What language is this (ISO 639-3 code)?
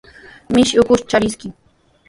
qws